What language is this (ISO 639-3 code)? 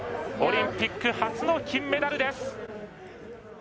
jpn